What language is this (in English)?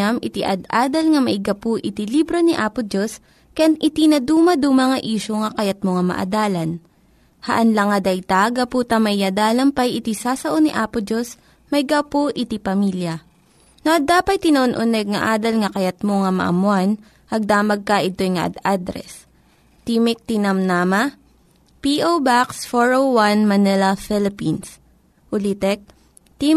Filipino